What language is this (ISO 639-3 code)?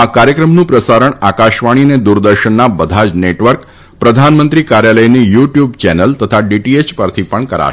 guj